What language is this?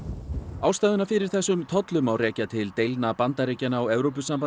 Icelandic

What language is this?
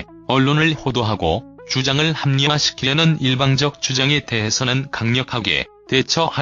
Korean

